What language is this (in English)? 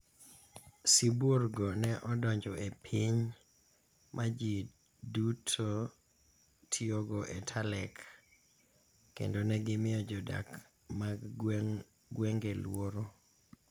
Luo (Kenya and Tanzania)